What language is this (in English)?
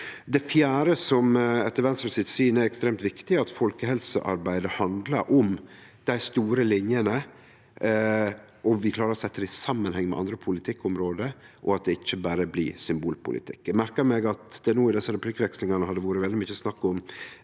Norwegian